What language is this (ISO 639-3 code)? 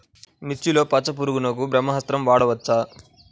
tel